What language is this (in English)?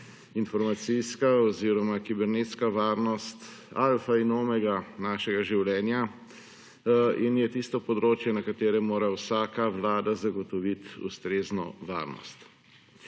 Slovenian